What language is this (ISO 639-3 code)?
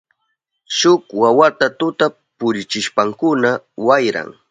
qup